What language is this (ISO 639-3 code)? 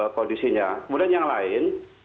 ind